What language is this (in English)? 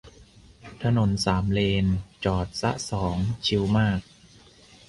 Thai